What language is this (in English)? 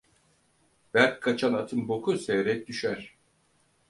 Turkish